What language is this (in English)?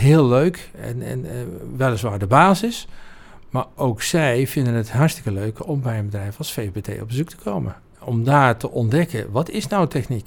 Dutch